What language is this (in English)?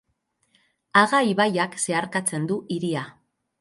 Basque